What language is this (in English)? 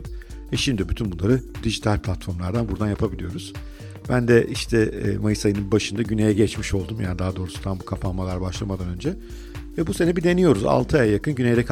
Turkish